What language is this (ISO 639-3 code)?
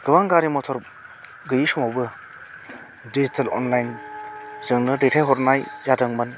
brx